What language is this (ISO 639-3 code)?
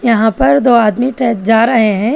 hin